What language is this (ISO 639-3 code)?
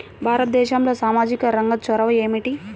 tel